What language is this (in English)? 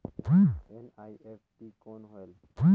Chhattisgarhi